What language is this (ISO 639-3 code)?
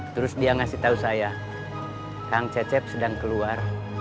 ind